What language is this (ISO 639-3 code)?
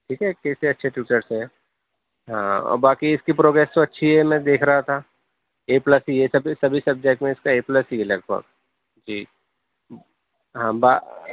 urd